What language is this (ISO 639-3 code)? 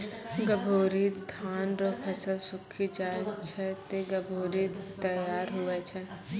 mai